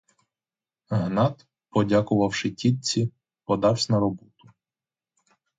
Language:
Ukrainian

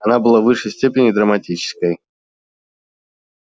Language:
Russian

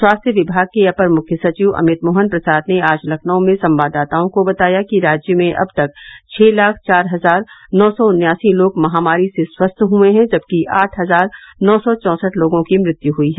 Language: Hindi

